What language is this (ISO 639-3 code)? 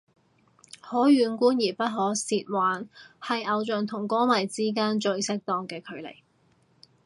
yue